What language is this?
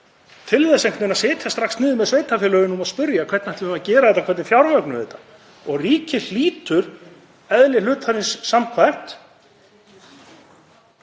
Icelandic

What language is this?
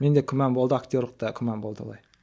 Kazakh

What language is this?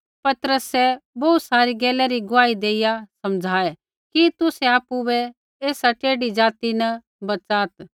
Kullu Pahari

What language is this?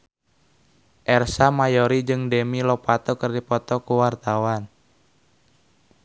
Sundanese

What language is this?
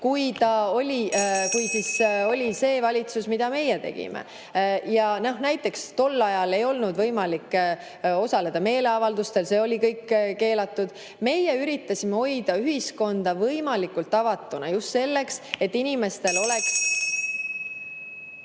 Estonian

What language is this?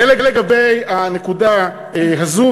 Hebrew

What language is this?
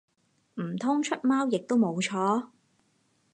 Cantonese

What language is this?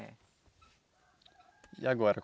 Portuguese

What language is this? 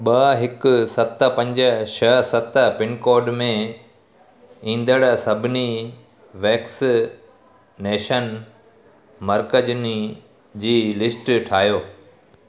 Sindhi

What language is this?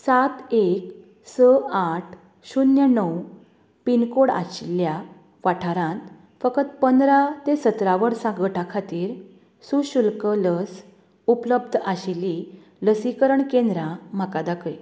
Konkani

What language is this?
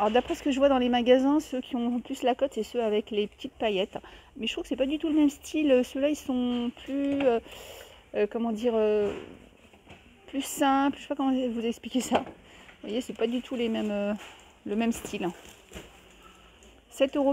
French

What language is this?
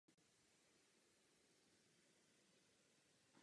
Czech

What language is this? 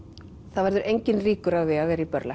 Icelandic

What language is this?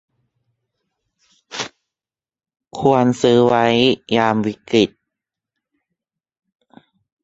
Thai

